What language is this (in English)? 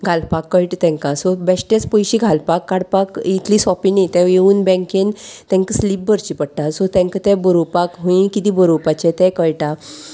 Konkani